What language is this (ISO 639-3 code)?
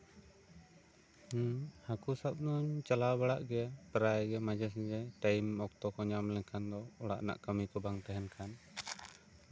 sat